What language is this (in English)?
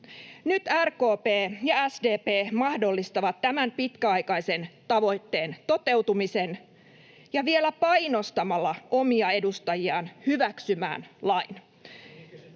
Finnish